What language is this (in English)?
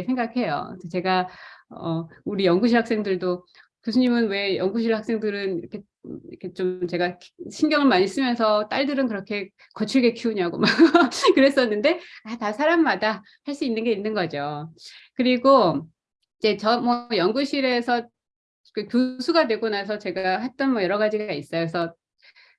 Korean